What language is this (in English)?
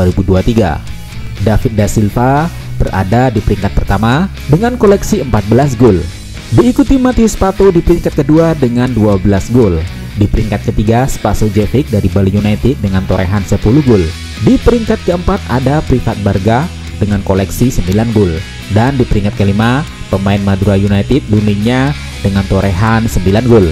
Indonesian